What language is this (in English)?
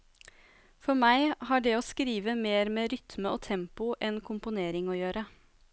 Norwegian